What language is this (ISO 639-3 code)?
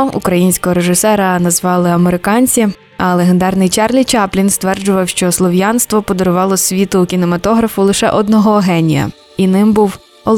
ukr